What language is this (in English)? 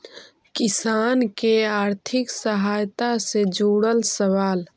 Magahi